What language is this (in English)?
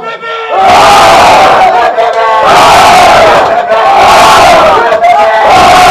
Arabic